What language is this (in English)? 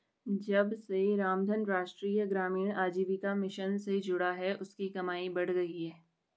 Hindi